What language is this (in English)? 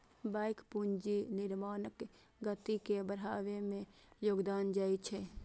Maithili